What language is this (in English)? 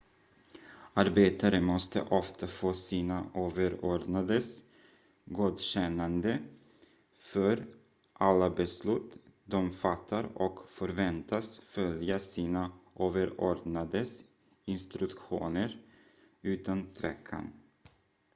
Swedish